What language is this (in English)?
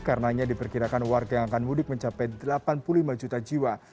Indonesian